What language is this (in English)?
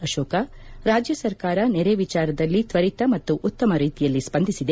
Kannada